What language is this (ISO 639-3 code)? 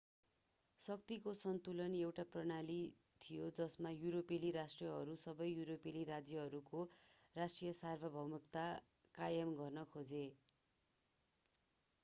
nep